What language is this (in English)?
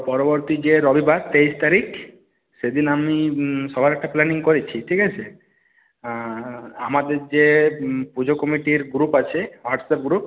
Bangla